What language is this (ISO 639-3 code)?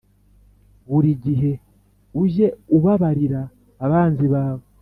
kin